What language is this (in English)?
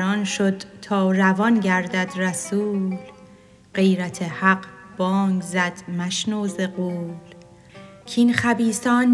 Persian